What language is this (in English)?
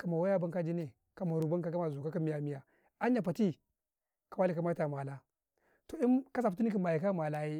Karekare